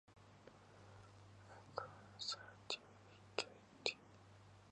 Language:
English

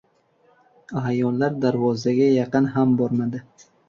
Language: Uzbek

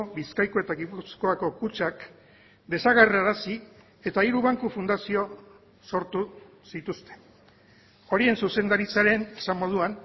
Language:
Basque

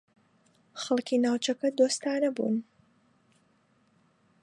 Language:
Central Kurdish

